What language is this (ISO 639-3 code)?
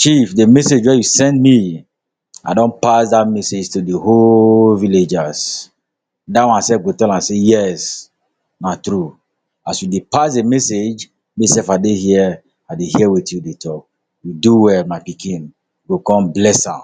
pcm